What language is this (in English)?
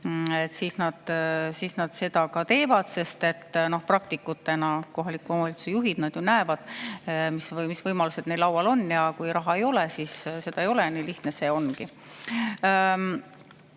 Estonian